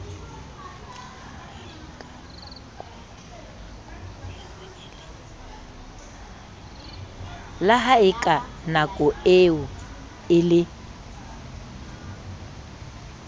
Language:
Southern Sotho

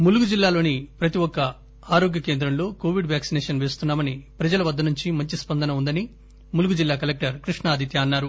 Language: Telugu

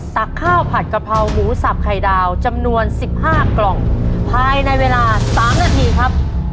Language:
Thai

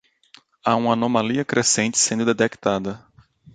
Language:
Portuguese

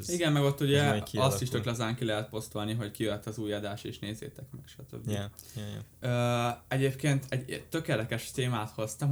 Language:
Hungarian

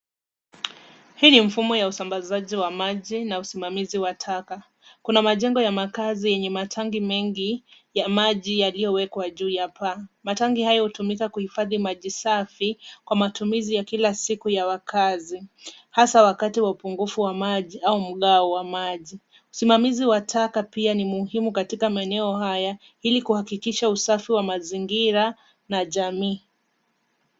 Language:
Swahili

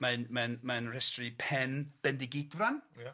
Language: Welsh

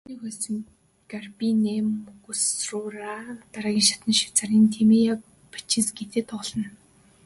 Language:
Mongolian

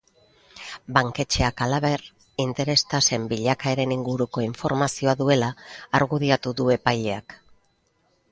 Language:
Basque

